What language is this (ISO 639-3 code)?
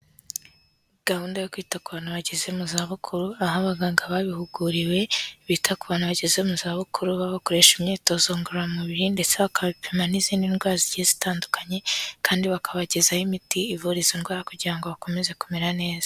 kin